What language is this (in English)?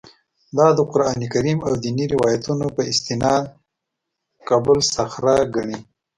Pashto